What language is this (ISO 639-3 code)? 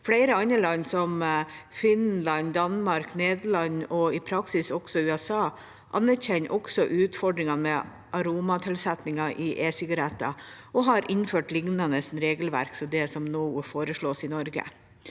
nor